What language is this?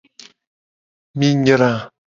Gen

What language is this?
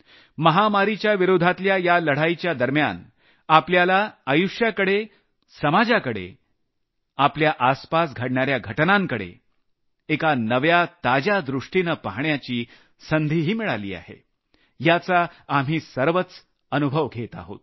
Marathi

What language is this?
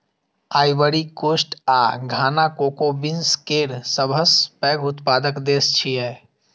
Maithili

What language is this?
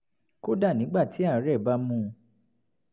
Yoruba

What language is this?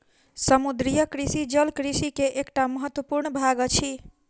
Maithili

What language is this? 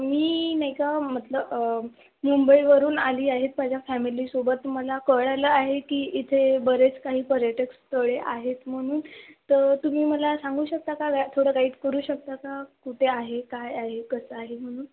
Marathi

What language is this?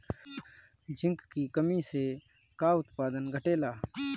Bhojpuri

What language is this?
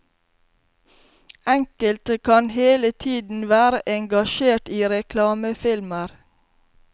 Norwegian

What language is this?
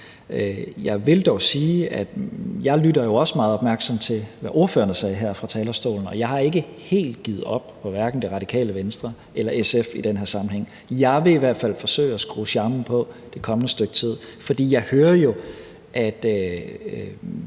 Danish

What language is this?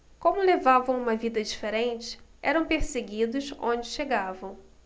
Portuguese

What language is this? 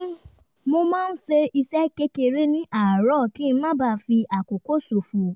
Yoruba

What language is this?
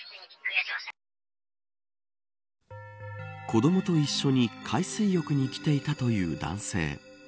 Japanese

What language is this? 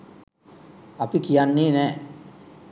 Sinhala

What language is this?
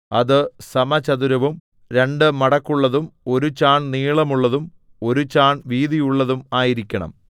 Malayalam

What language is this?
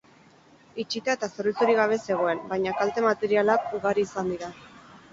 Basque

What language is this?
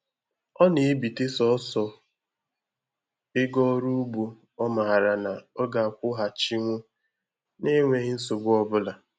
Igbo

